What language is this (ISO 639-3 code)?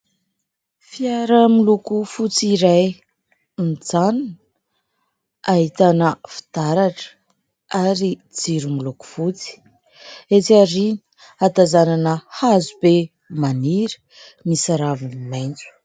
mlg